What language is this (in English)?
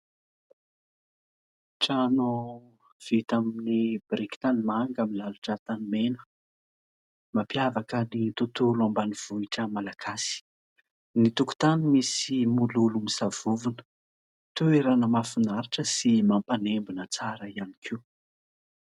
Malagasy